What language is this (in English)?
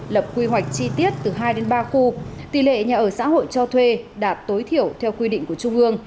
Vietnamese